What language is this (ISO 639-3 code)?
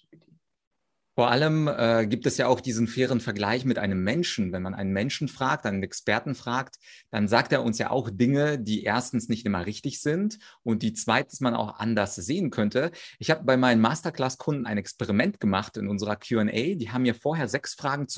deu